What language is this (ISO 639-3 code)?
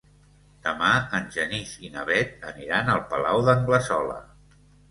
cat